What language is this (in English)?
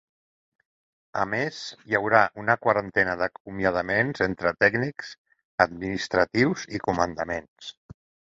Catalan